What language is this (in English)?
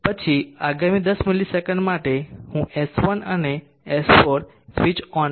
Gujarati